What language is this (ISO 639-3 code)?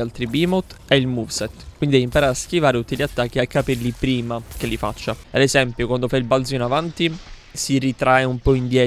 ita